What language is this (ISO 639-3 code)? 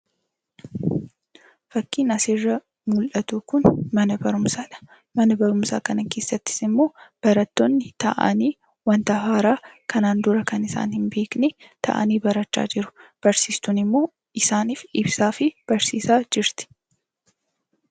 orm